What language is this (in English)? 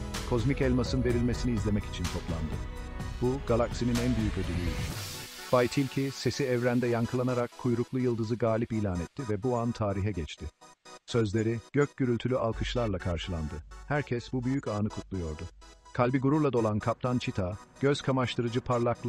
Turkish